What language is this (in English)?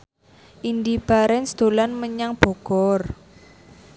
Javanese